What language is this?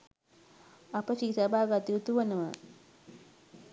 Sinhala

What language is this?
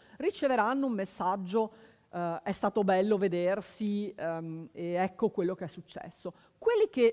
Italian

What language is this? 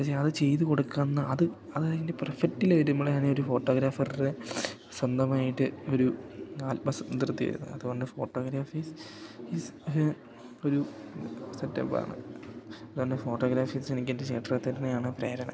Malayalam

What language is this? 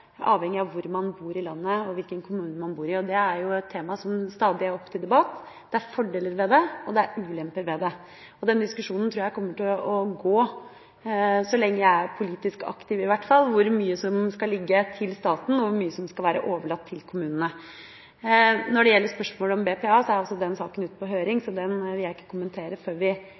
Norwegian Bokmål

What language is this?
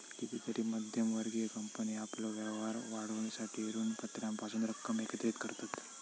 Marathi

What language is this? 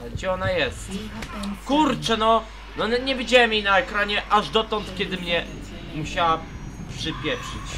Polish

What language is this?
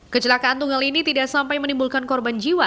Indonesian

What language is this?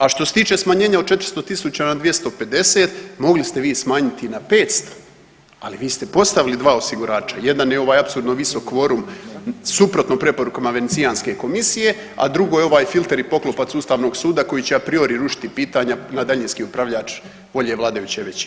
Croatian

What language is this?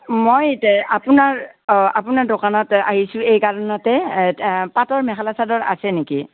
Assamese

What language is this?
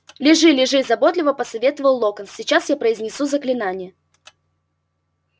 Russian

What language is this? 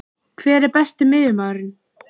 Icelandic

